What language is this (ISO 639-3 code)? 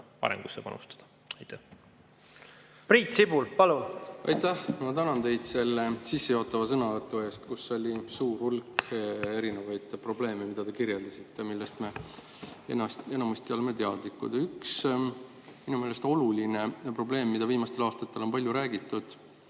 est